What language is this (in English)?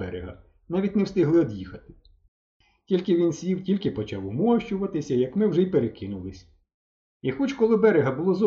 Ukrainian